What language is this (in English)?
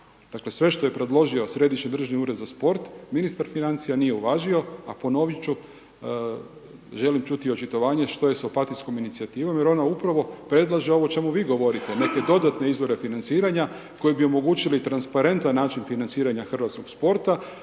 Croatian